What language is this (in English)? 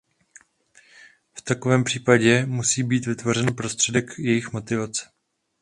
Czech